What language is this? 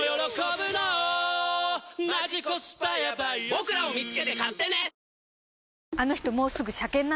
Japanese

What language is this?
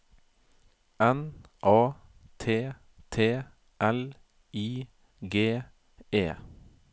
Norwegian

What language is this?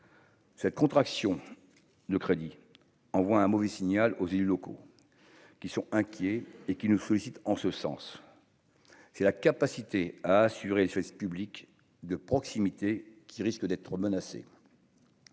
French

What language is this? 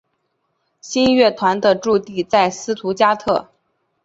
Chinese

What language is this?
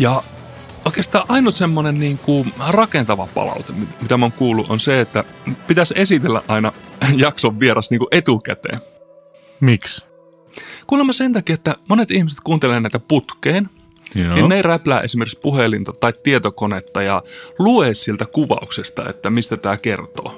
Finnish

